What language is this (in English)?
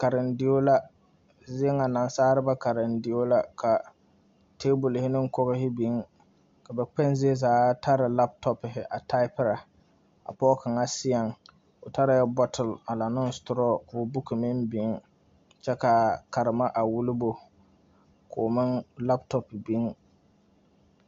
Southern Dagaare